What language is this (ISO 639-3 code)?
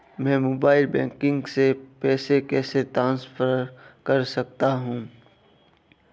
hin